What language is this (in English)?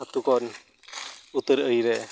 Santali